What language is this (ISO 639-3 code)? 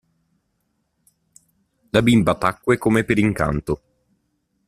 ita